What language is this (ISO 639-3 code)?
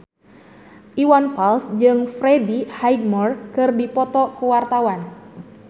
sun